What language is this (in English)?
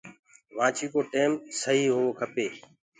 Gurgula